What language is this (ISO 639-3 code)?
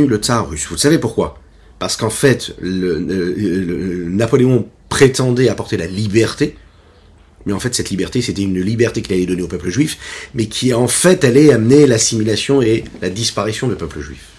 fra